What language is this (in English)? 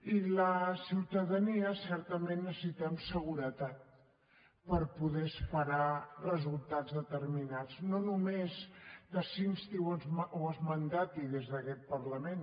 Catalan